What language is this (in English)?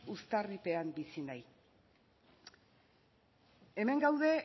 Basque